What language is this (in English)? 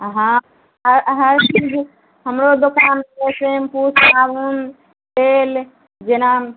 Maithili